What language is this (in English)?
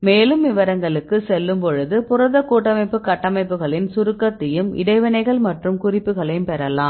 Tamil